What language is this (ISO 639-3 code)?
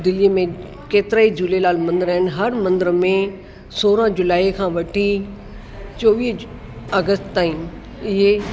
snd